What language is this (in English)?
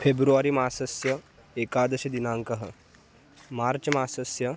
Sanskrit